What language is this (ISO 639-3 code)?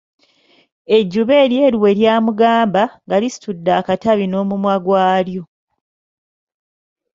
lug